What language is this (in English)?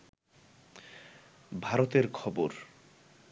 Bangla